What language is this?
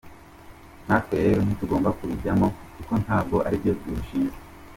Kinyarwanda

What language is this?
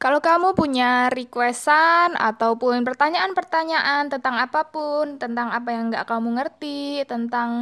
Indonesian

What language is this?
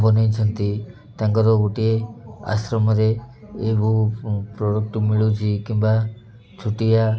Odia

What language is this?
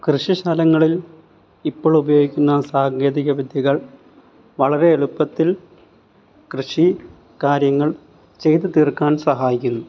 Malayalam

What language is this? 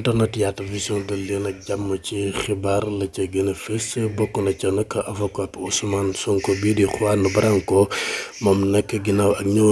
Arabic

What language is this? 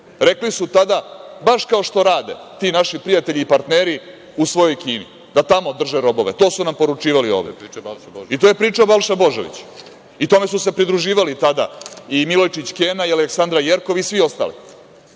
Serbian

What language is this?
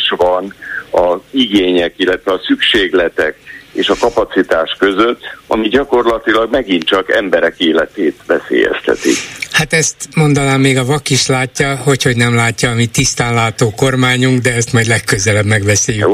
Hungarian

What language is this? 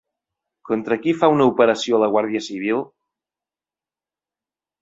Catalan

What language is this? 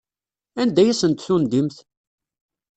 Kabyle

